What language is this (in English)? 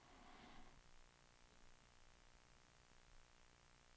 Swedish